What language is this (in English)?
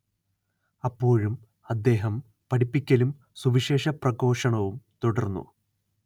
Malayalam